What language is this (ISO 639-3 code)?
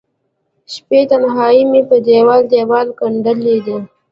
pus